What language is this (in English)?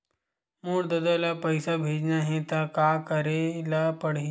Chhattisgarhi